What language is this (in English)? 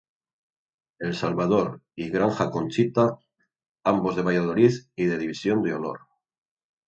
Spanish